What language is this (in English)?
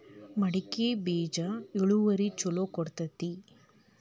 Kannada